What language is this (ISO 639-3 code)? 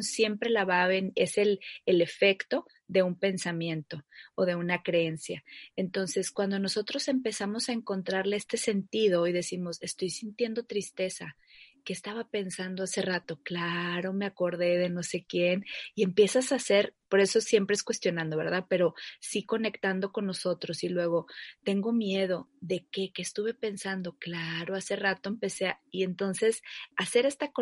spa